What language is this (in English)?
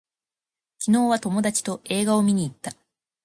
Japanese